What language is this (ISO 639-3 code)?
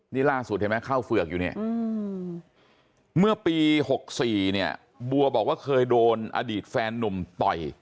tha